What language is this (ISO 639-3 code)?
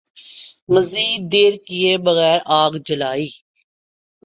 urd